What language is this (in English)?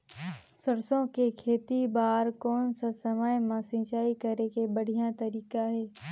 Chhattisgarhi